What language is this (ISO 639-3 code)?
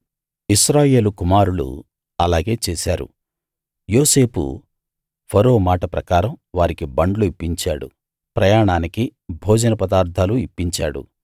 tel